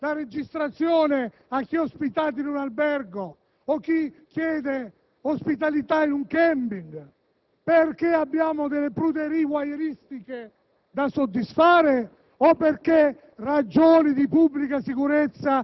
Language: Italian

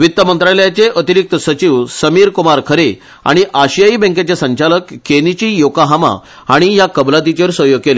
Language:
Konkani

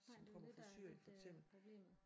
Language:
Danish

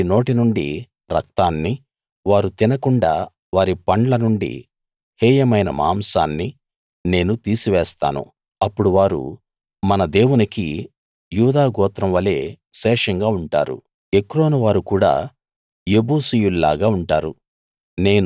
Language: Telugu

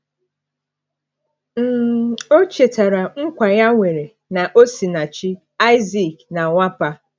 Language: Igbo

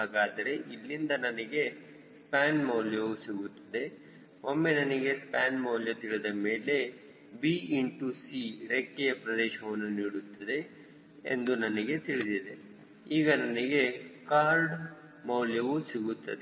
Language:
Kannada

